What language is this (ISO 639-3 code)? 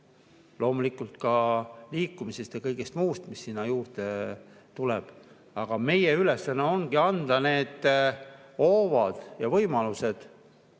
est